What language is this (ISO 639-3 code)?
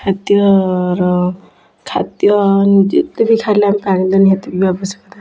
ori